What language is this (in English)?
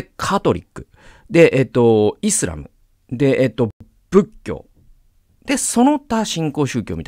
Japanese